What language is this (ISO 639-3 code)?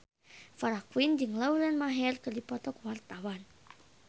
sun